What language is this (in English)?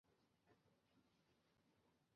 Chinese